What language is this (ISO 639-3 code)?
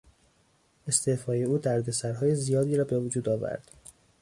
fas